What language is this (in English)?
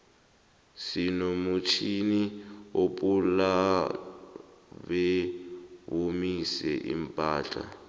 South Ndebele